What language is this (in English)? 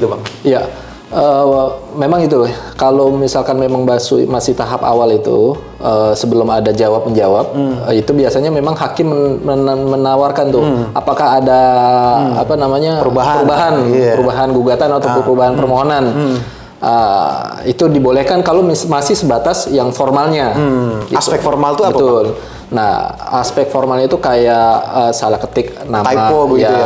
Indonesian